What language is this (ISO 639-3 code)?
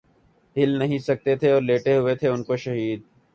urd